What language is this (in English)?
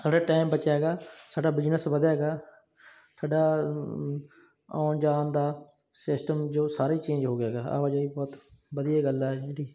Punjabi